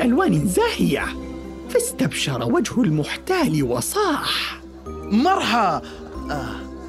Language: Arabic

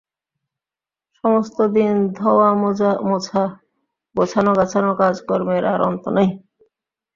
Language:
Bangla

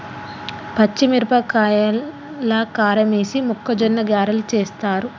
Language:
Telugu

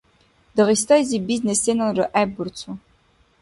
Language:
Dargwa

